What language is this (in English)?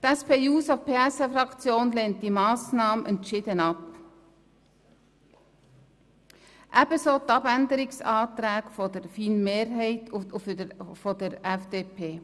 Swiss German